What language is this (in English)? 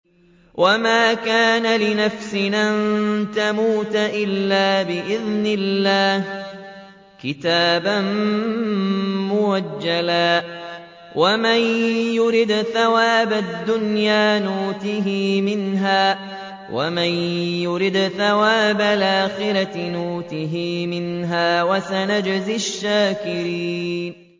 Arabic